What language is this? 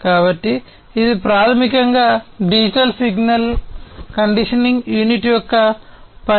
Telugu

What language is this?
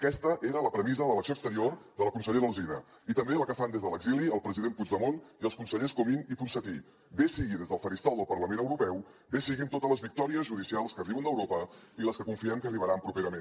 Catalan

